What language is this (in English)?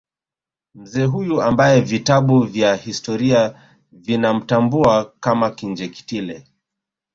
Swahili